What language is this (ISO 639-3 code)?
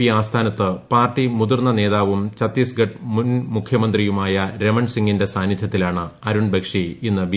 mal